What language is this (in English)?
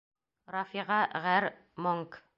Bashkir